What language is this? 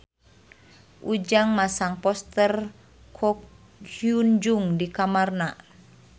Sundanese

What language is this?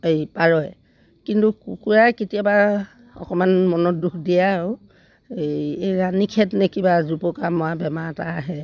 Assamese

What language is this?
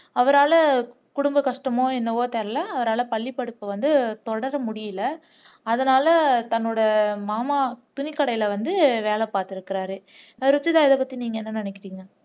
Tamil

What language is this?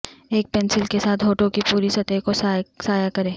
Urdu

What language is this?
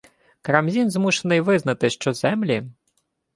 Ukrainian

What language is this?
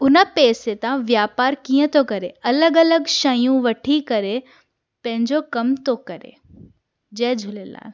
Sindhi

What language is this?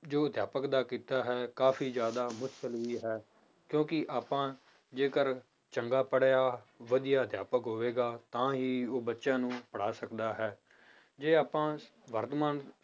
Punjabi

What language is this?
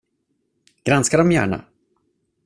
Swedish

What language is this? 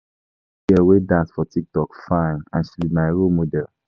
Nigerian Pidgin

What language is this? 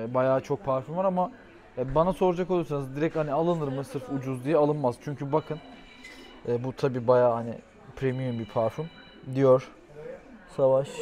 Turkish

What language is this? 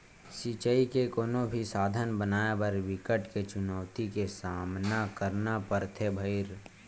Chhattisgarhi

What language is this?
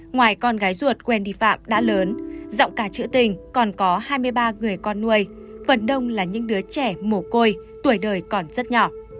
Vietnamese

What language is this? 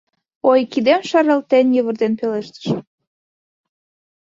Mari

